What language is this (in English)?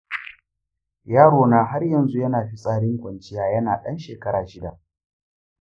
Hausa